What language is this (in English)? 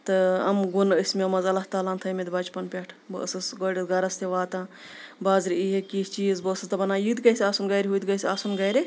Kashmiri